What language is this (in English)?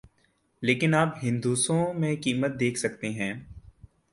Urdu